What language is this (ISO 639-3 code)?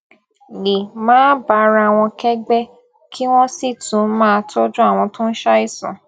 yor